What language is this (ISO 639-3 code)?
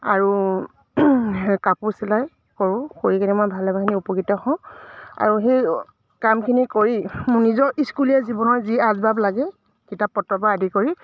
asm